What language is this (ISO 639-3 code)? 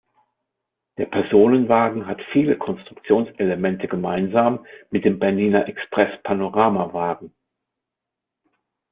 deu